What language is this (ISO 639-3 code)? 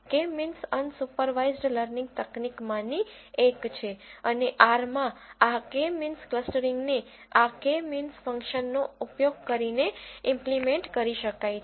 guj